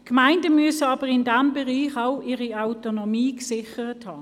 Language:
Swiss German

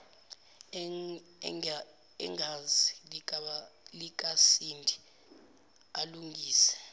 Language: Zulu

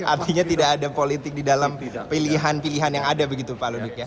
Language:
Indonesian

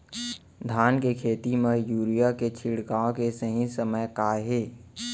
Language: Chhattisgarhi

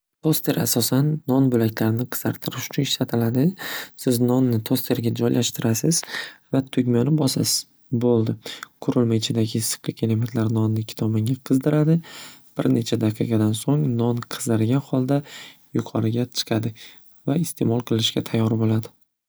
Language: Uzbek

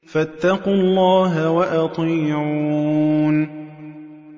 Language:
Arabic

